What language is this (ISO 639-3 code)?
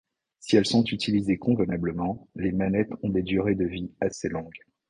fra